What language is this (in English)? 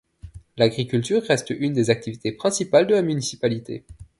French